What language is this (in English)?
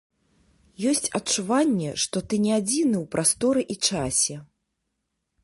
Belarusian